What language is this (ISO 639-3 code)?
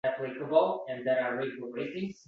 uzb